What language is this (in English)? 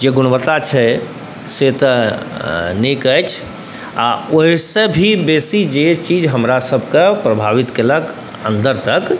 Maithili